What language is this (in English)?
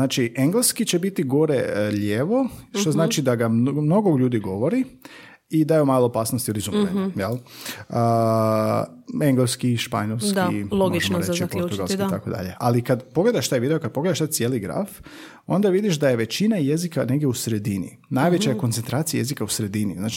Croatian